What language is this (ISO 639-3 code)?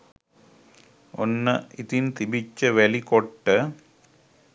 sin